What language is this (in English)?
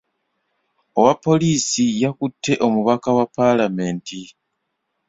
Ganda